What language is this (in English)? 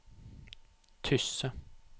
Norwegian